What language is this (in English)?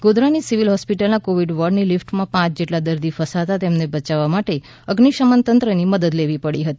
Gujarati